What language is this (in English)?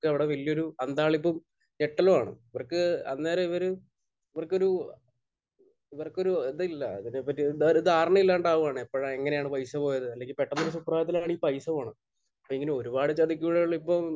Malayalam